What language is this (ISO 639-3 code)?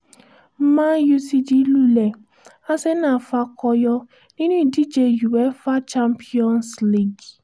yor